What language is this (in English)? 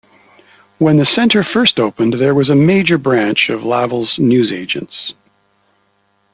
English